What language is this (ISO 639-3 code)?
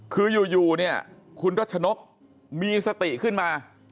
tha